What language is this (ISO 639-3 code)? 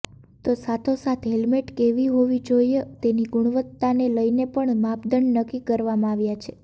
guj